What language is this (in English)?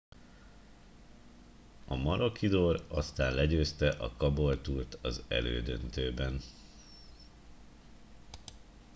Hungarian